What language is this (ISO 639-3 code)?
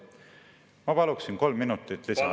est